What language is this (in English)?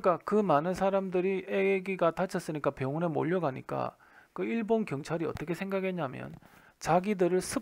Korean